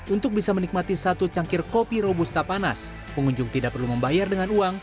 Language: Indonesian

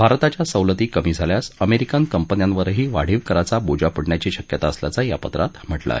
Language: Marathi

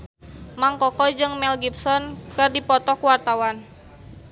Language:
Sundanese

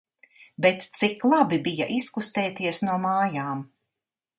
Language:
Latvian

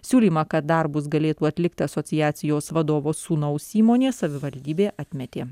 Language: Lithuanian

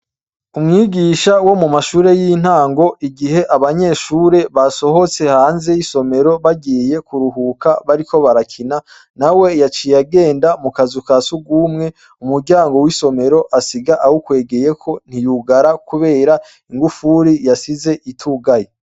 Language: Rundi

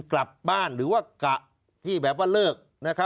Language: Thai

